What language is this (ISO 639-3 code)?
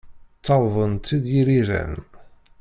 kab